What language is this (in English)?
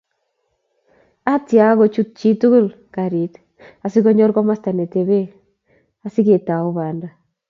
Kalenjin